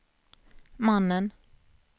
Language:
Swedish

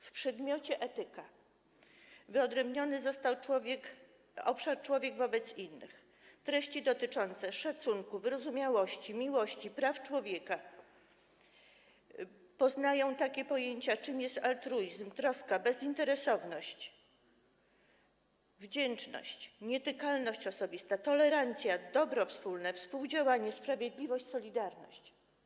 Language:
Polish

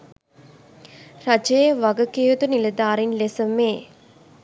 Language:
Sinhala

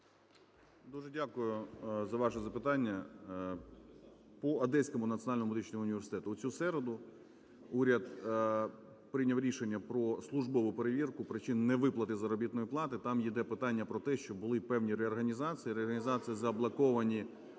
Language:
Ukrainian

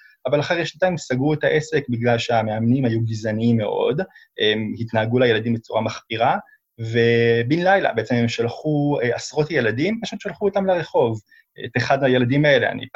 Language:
Hebrew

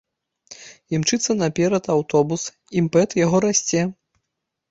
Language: Belarusian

